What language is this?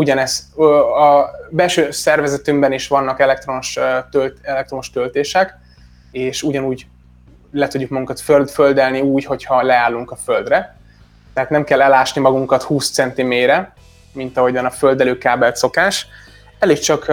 Hungarian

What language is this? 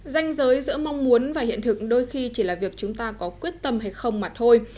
Vietnamese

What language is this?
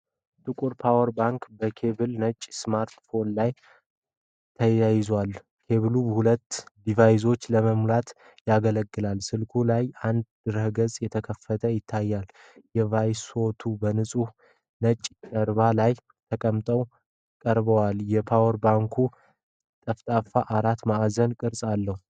Amharic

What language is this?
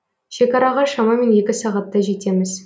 Kazakh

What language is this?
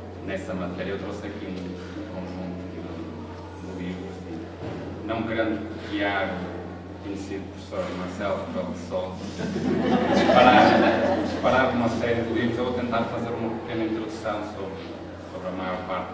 Portuguese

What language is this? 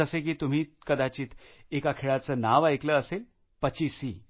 Marathi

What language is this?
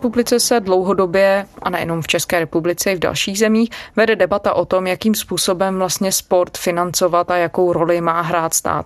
Czech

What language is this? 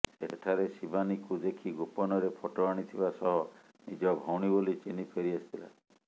Odia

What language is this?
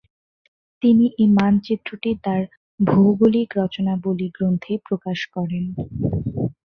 Bangla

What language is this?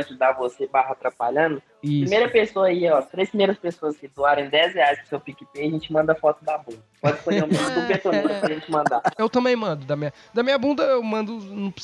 Portuguese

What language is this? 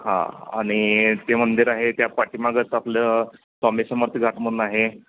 Marathi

